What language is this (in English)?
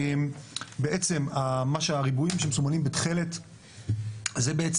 Hebrew